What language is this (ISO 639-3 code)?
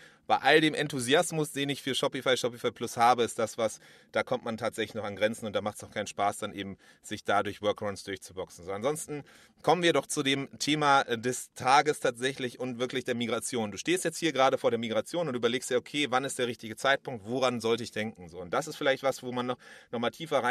deu